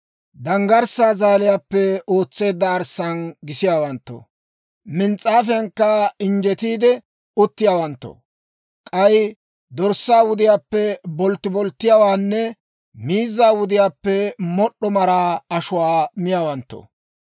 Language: Dawro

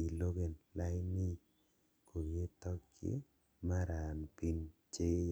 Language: Kalenjin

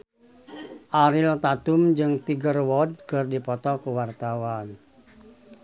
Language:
Sundanese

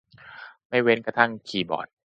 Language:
Thai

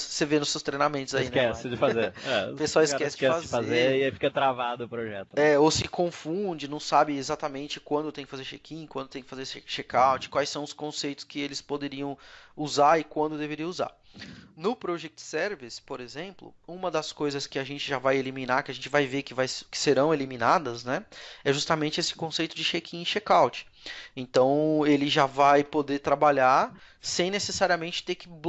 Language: Portuguese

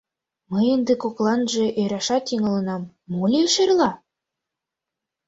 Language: Mari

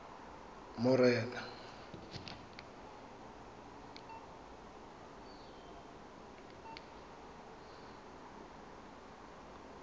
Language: Tswana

